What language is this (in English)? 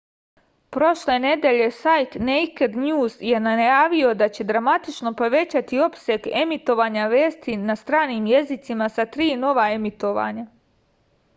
Serbian